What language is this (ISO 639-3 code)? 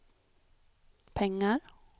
swe